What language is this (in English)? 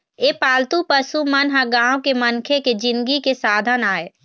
Chhattisgarhi